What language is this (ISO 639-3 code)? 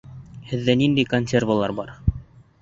bak